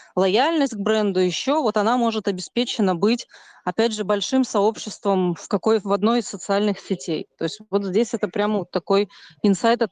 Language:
Russian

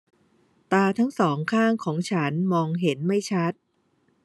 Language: Thai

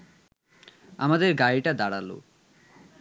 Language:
Bangla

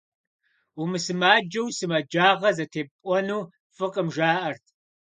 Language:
Kabardian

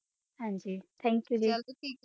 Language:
Punjabi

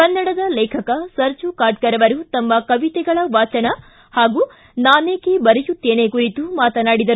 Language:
Kannada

